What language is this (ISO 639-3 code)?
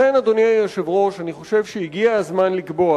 heb